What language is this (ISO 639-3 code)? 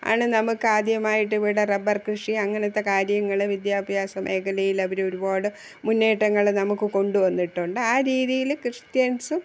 mal